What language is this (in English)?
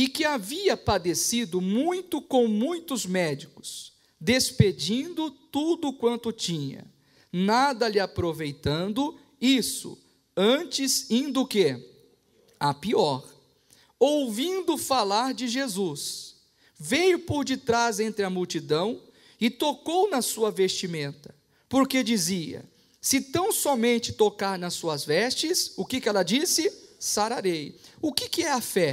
Portuguese